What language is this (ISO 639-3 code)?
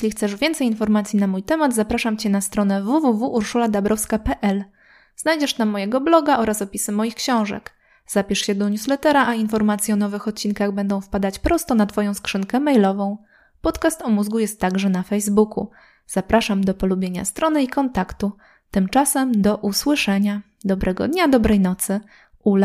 pol